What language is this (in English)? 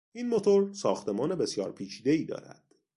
Persian